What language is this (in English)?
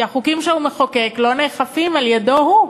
Hebrew